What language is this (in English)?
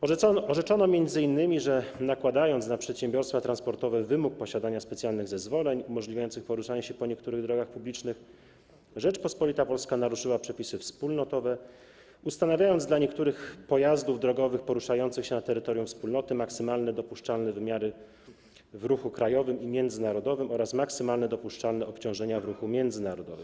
Polish